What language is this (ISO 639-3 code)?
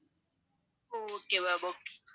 tam